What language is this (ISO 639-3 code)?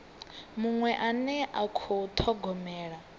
ven